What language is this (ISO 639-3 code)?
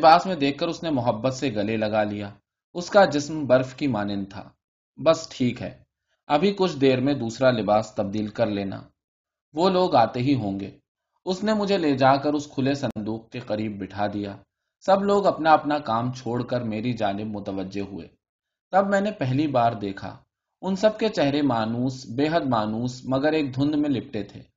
urd